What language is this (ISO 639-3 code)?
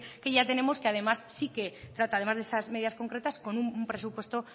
spa